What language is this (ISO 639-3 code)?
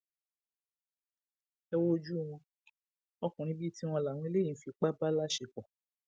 yor